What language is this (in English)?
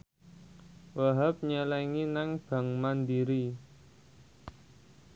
Javanese